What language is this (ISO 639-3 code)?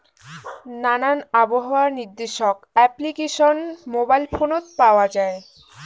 ben